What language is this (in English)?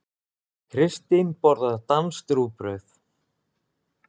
Icelandic